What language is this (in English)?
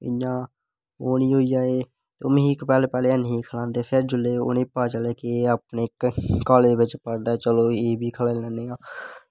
Dogri